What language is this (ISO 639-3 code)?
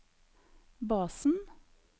nor